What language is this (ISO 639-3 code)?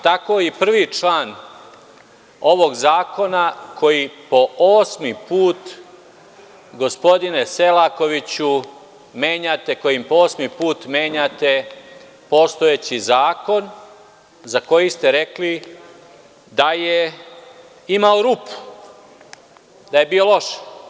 srp